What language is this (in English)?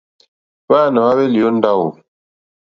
Mokpwe